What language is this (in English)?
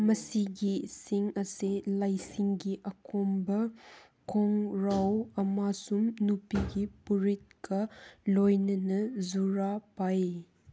Manipuri